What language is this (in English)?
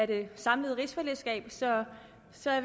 Danish